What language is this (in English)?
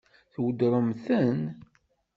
Kabyle